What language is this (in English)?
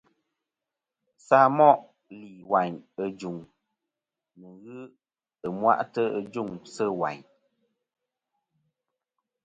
Kom